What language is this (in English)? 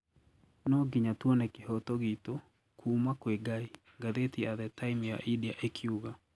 Kikuyu